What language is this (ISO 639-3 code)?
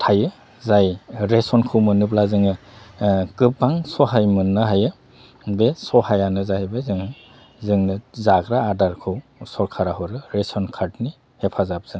brx